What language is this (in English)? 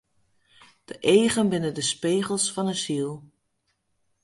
Western Frisian